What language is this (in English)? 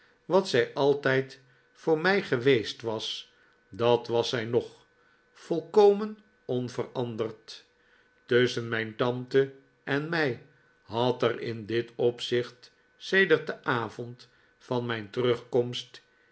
Dutch